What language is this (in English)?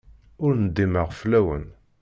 Kabyle